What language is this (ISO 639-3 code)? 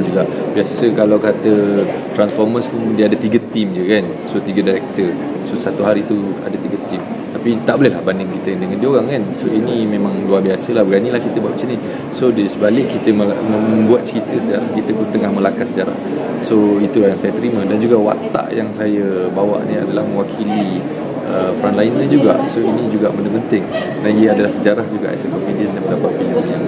msa